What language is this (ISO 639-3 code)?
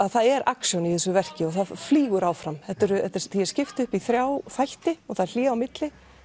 isl